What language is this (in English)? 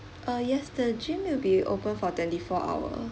English